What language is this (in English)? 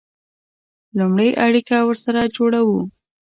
Pashto